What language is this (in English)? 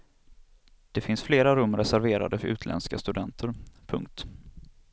Swedish